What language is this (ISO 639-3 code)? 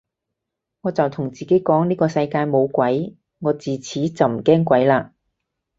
yue